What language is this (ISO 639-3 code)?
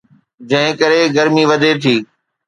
snd